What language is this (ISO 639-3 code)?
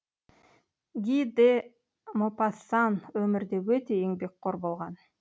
kaz